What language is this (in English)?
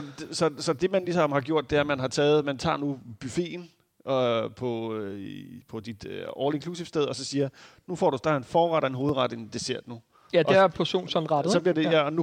Danish